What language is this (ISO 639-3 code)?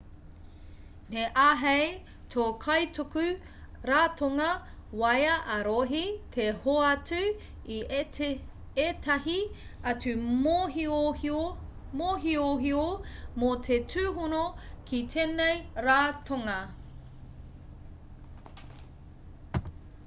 mri